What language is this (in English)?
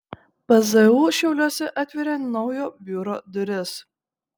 Lithuanian